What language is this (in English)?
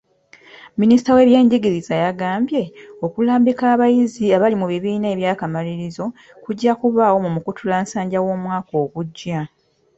Ganda